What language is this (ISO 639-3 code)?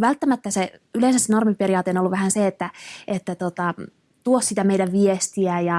fin